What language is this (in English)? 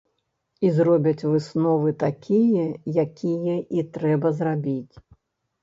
Belarusian